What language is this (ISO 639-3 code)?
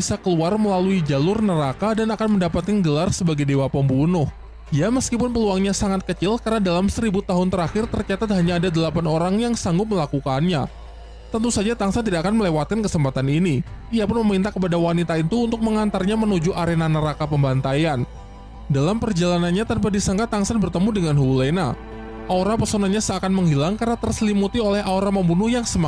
ind